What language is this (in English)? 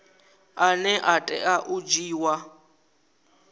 Venda